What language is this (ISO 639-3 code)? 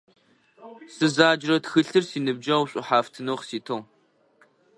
ady